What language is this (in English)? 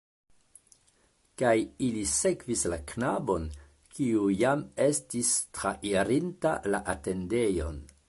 Esperanto